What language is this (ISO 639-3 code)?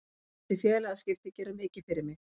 isl